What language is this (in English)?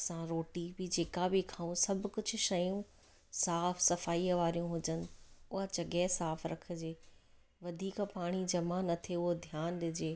Sindhi